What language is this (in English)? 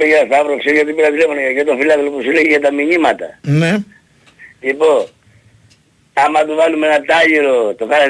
Greek